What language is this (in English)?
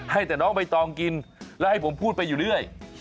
Thai